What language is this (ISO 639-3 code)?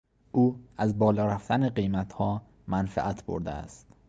fas